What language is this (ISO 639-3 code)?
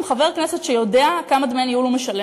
heb